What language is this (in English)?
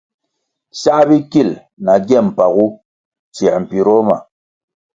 Kwasio